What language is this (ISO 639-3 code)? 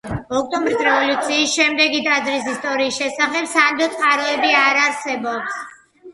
kat